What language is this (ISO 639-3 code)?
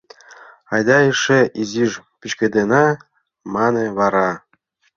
chm